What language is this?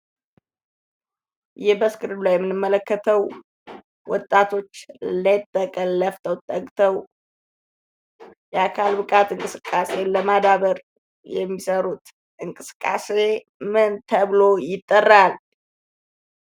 Amharic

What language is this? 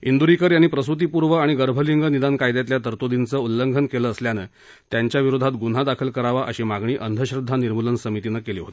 Marathi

